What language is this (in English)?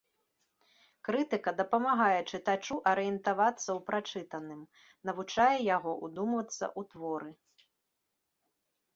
Belarusian